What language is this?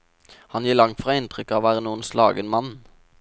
Norwegian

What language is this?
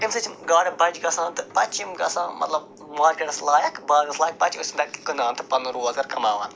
Kashmiri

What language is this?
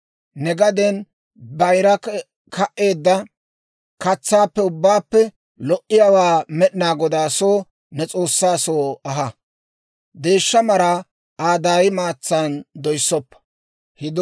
Dawro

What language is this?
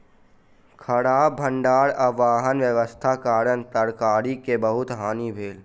Maithili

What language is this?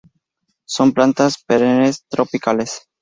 Spanish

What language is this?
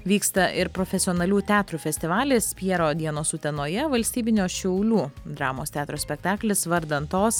Lithuanian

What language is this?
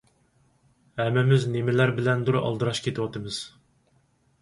Uyghur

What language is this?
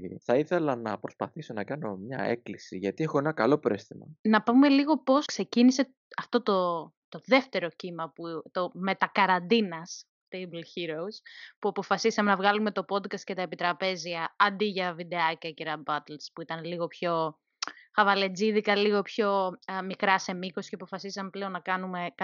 Greek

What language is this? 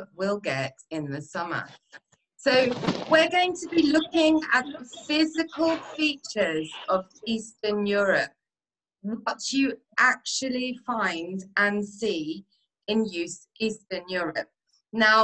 English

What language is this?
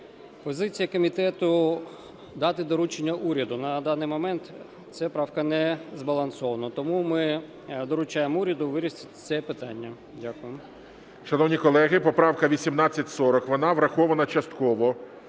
Ukrainian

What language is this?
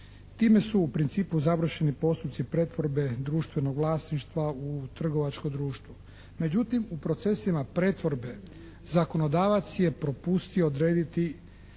Croatian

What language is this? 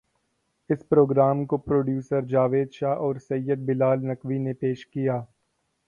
Urdu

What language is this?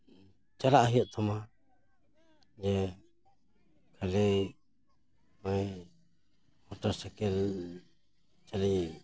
Santali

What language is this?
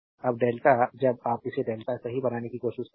Hindi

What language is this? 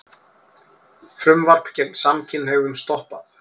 Icelandic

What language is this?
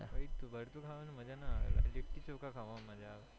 Gujarati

